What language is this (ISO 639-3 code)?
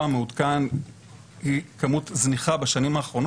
heb